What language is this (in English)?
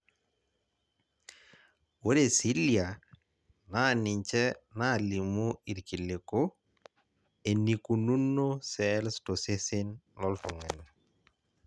Masai